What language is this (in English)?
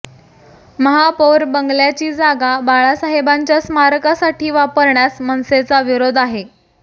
Marathi